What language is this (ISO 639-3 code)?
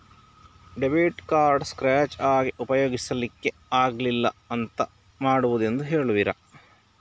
kan